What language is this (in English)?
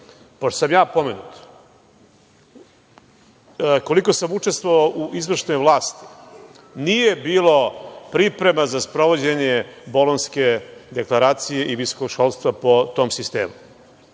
Serbian